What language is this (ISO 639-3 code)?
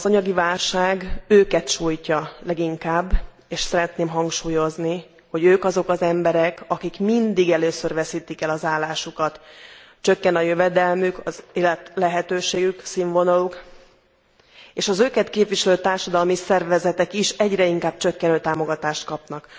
hun